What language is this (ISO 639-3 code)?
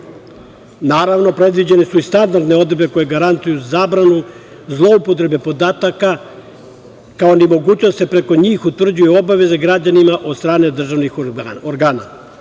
srp